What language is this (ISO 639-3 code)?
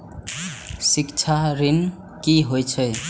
mai